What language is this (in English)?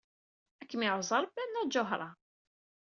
Kabyle